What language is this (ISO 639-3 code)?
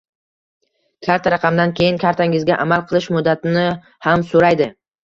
uzb